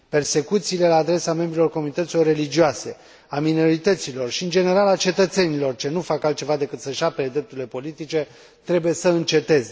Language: Romanian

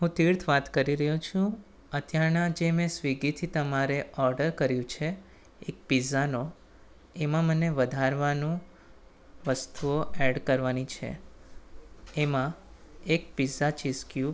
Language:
Gujarati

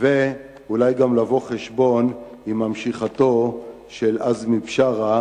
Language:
Hebrew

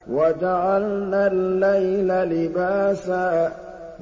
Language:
Arabic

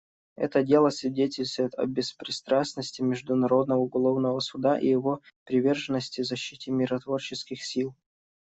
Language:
Russian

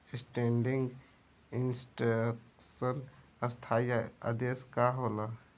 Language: Bhojpuri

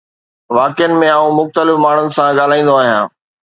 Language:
Sindhi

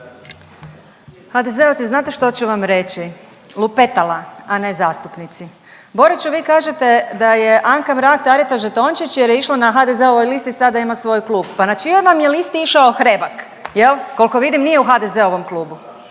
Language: Croatian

